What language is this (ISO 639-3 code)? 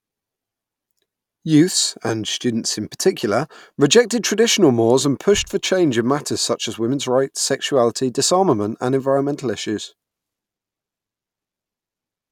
eng